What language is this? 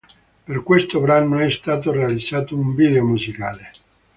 Italian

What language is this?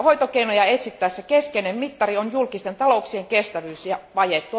Finnish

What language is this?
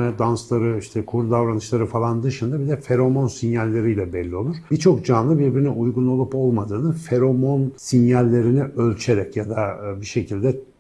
Turkish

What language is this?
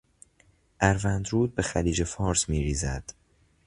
Persian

